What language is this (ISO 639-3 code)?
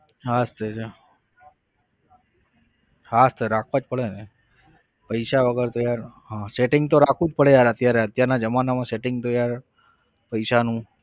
guj